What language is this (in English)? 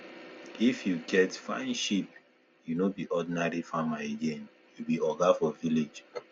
Nigerian Pidgin